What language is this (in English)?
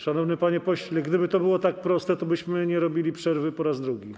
Polish